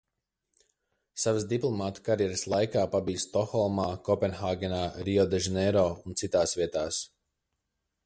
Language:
Latvian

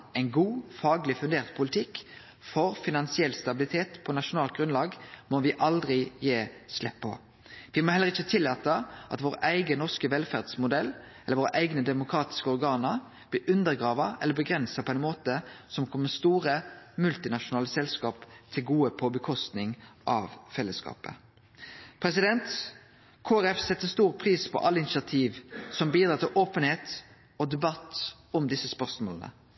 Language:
Norwegian Nynorsk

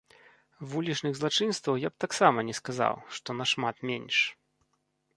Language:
Belarusian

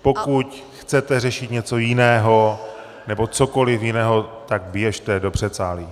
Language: Czech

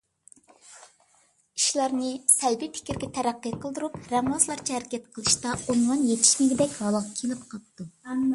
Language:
Uyghur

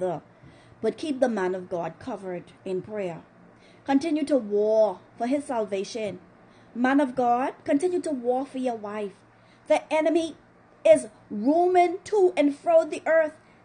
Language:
English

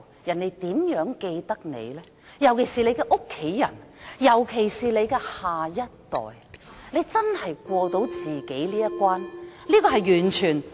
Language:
Cantonese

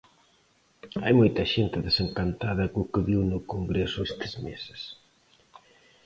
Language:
Galician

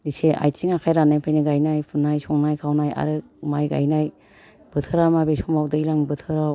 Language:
Bodo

